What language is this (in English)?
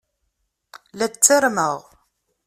Kabyle